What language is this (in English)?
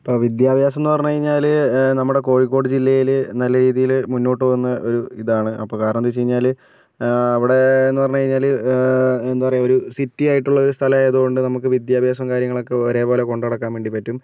Malayalam